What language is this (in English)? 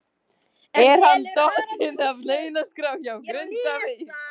Icelandic